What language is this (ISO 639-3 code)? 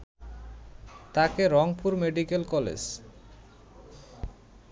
ben